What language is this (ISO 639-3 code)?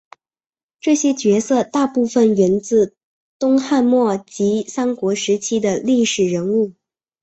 zho